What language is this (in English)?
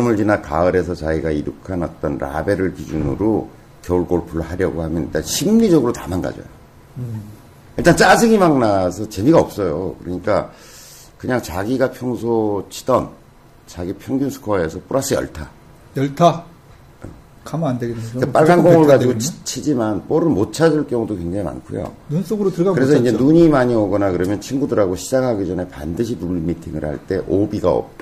Korean